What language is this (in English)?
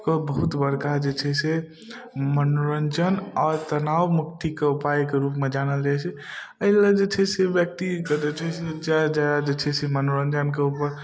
Maithili